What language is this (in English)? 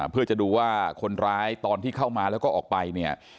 Thai